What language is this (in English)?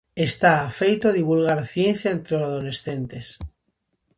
Galician